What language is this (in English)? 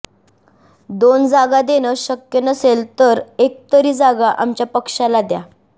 Marathi